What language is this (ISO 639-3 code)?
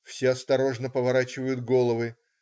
rus